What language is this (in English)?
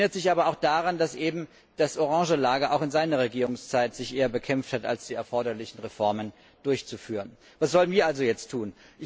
German